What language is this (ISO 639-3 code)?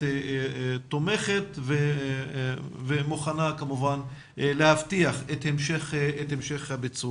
heb